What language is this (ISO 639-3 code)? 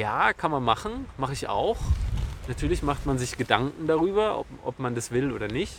deu